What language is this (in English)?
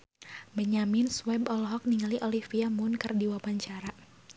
Sundanese